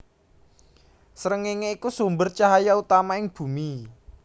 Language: Javanese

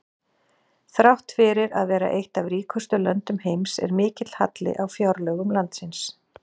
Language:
Icelandic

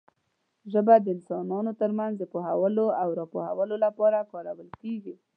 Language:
Pashto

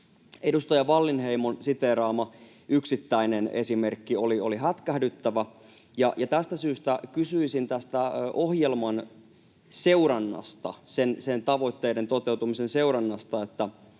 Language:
Finnish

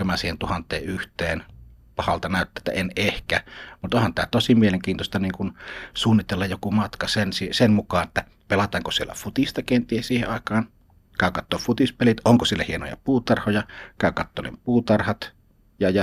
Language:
Finnish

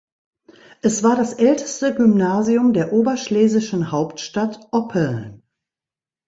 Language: German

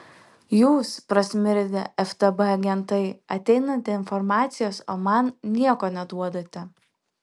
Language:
Lithuanian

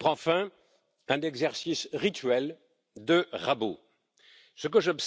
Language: French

